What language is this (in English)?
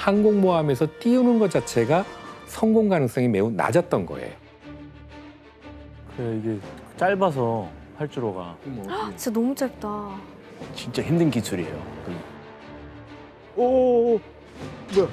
Korean